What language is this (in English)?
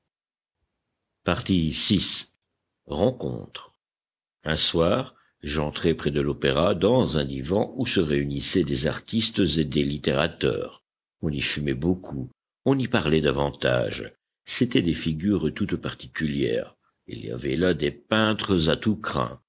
French